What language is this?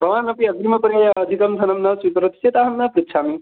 Sanskrit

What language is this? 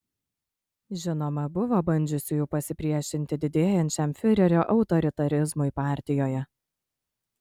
Lithuanian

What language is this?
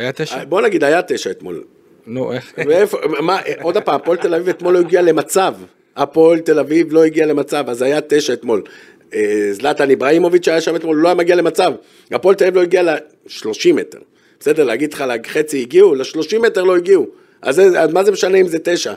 Hebrew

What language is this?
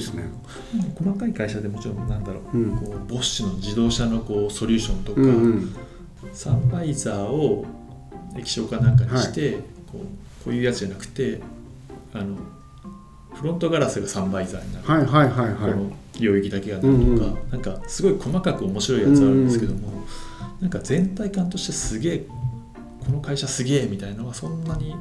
Japanese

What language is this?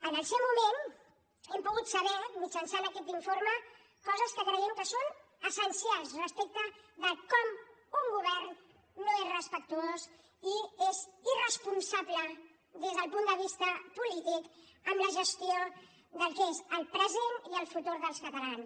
Catalan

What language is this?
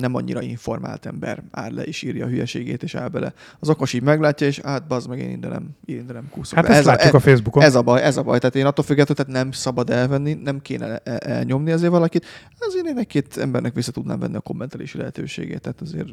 Hungarian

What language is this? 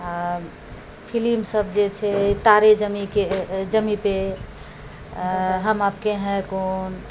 Maithili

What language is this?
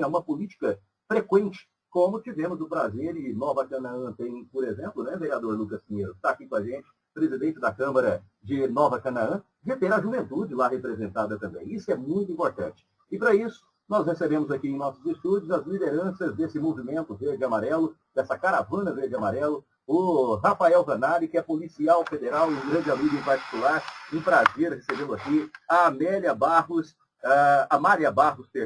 Portuguese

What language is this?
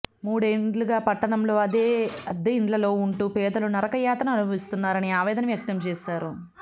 Telugu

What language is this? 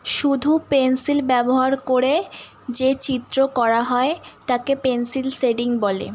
Bangla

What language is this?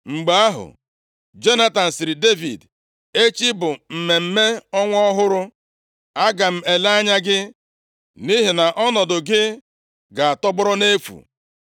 Igbo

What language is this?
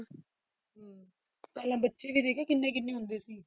Punjabi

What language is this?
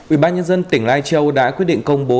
Vietnamese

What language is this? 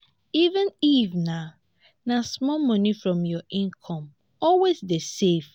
Nigerian Pidgin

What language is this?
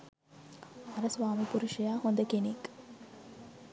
Sinhala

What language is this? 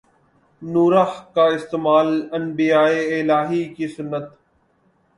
Urdu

